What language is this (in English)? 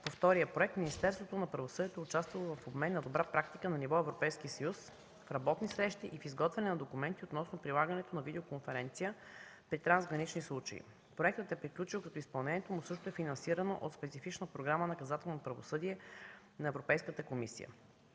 Bulgarian